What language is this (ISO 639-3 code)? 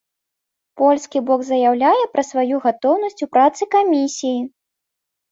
bel